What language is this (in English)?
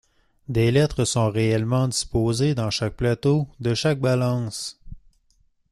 French